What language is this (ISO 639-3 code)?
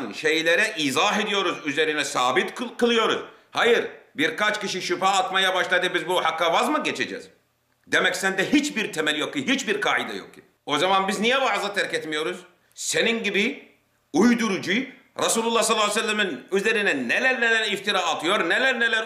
tur